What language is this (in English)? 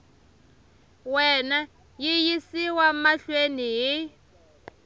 Tsonga